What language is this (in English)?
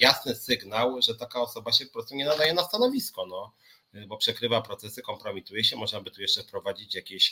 Polish